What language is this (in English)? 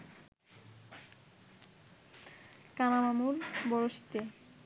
Bangla